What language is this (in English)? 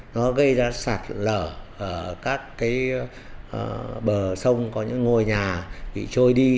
Vietnamese